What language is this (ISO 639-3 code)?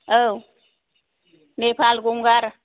brx